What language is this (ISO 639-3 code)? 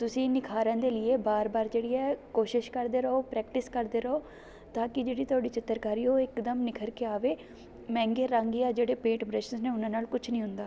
pan